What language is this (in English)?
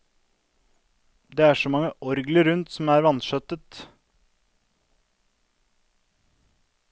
Norwegian